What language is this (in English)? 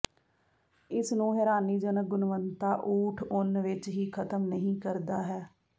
Punjabi